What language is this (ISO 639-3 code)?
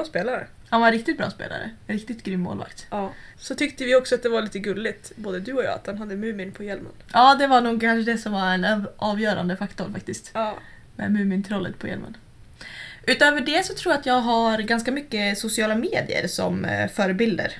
swe